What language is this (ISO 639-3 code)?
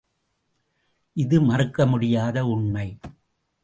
tam